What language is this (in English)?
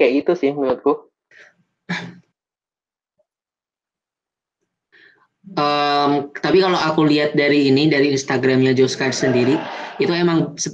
Indonesian